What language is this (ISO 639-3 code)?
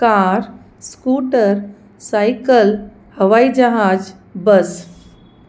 snd